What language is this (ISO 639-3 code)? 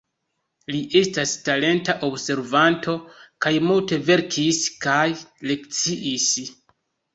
epo